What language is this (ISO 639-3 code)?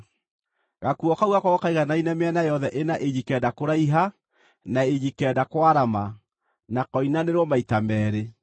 kik